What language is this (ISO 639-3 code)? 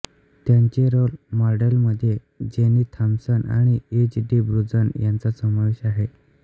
mar